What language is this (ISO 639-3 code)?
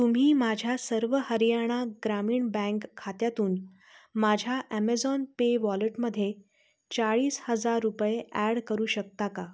mar